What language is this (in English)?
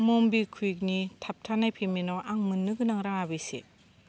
Bodo